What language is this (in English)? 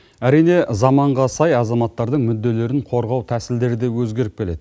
Kazakh